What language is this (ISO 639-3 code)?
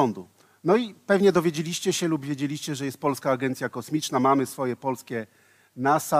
pol